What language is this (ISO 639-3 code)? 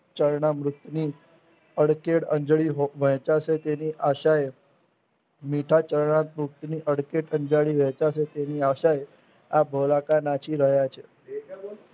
guj